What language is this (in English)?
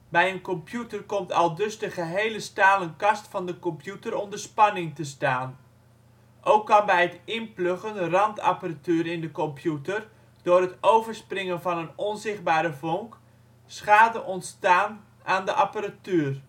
Dutch